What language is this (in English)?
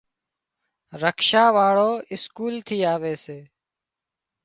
Wadiyara Koli